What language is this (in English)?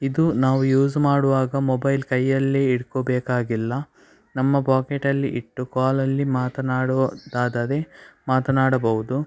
Kannada